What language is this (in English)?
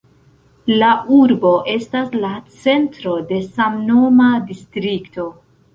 Esperanto